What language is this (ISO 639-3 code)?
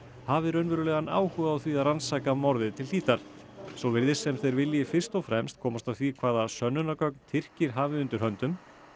isl